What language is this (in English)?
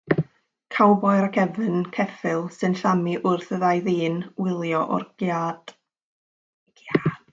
Welsh